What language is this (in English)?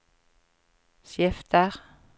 Norwegian